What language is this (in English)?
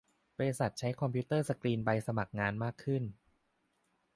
Thai